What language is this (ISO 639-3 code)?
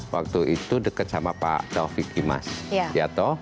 ind